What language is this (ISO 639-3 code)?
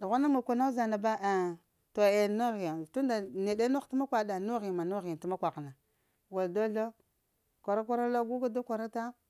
hia